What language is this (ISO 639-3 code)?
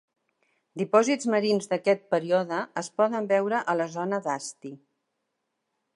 cat